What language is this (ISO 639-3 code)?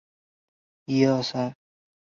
zho